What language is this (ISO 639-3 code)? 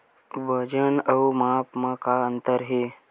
hne